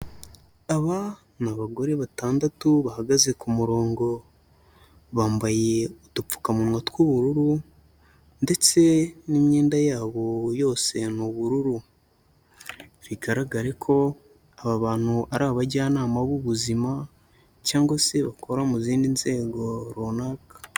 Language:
Kinyarwanda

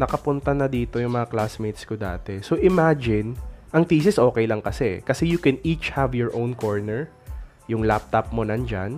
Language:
Filipino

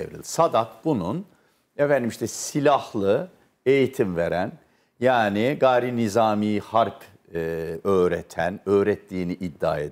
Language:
Turkish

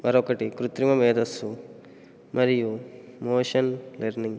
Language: Telugu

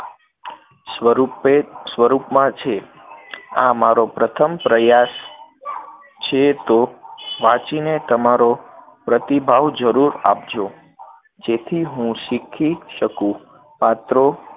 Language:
Gujarati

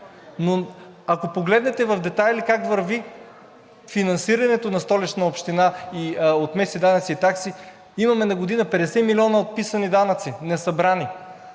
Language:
Bulgarian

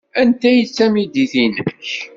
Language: Kabyle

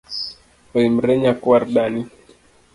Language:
Luo (Kenya and Tanzania)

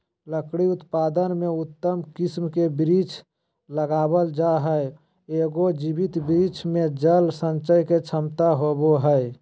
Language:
Magahi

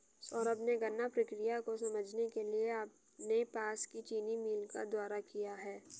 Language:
Hindi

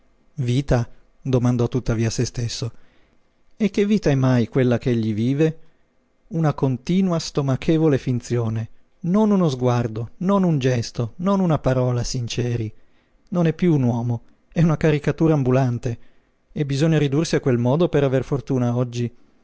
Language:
Italian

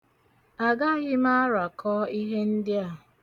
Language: Igbo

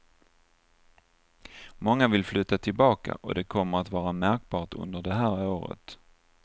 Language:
Swedish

